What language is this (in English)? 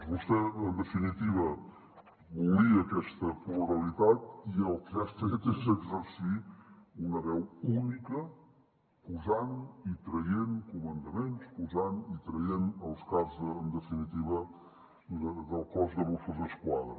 Catalan